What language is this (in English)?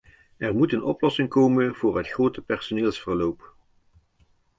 Dutch